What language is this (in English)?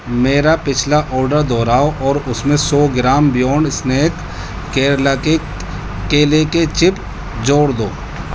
Urdu